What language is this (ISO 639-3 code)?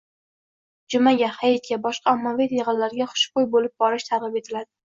uzb